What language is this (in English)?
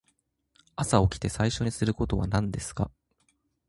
Japanese